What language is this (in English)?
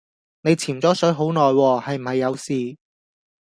Cantonese